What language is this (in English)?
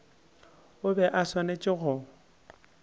Northern Sotho